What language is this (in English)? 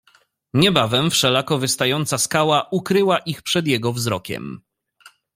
Polish